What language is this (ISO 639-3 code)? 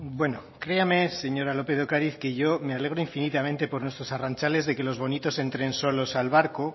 spa